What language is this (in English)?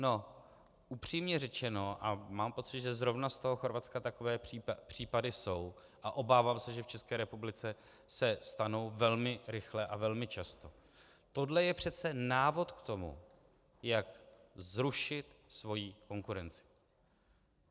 Czech